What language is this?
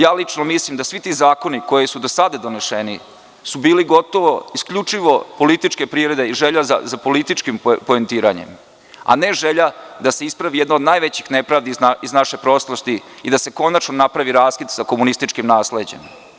Serbian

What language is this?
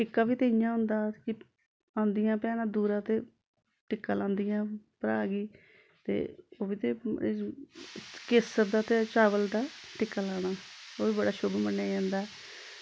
Dogri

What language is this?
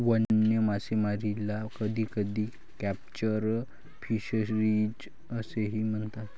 Marathi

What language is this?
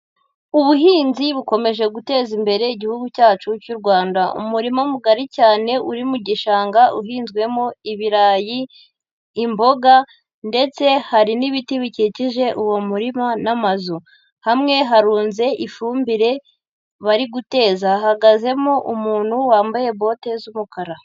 Kinyarwanda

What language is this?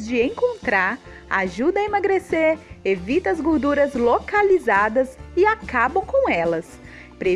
Portuguese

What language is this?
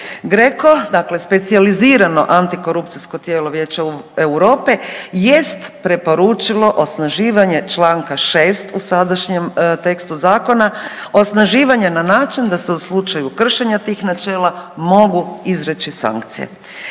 Croatian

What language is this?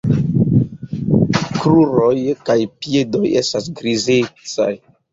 Esperanto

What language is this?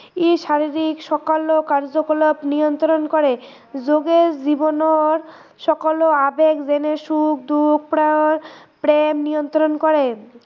Assamese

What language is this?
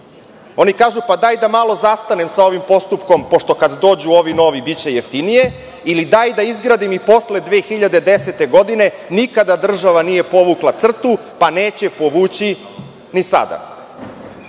Serbian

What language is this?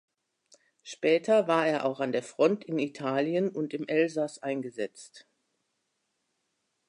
German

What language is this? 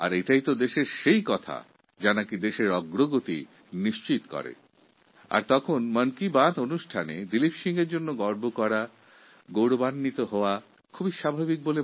Bangla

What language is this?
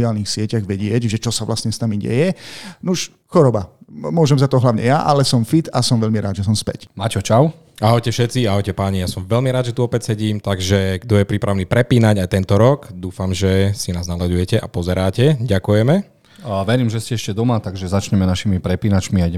Slovak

